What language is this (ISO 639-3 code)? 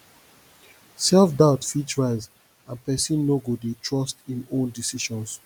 pcm